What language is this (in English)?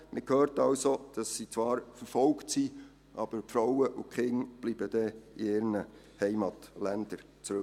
Swiss German